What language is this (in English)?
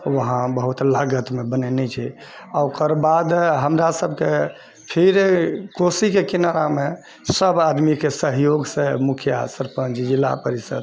Maithili